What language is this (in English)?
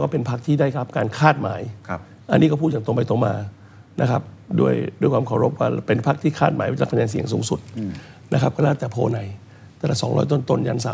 Thai